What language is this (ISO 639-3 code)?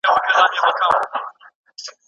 pus